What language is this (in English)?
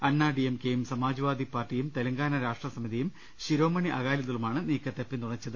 Malayalam